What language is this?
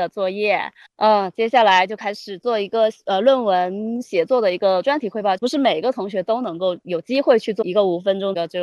Chinese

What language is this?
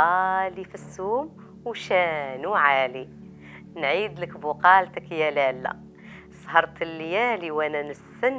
Arabic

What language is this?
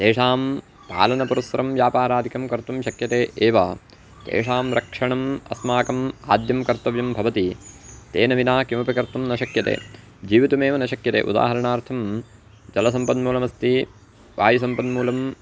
Sanskrit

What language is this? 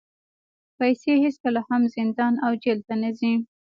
Pashto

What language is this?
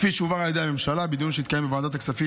Hebrew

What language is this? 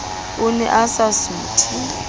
Southern Sotho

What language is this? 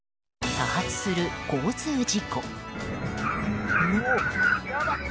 Japanese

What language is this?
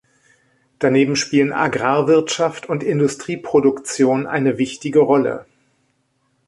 German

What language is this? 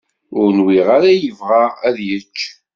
Kabyle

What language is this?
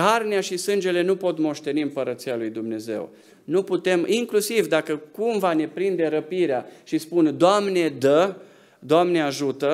Romanian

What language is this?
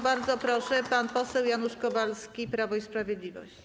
Polish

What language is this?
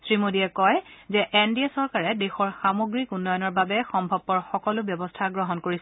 Assamese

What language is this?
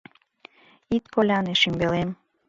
Mari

